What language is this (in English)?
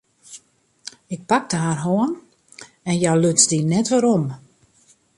Western Frisian